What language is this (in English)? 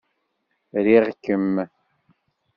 Kabyle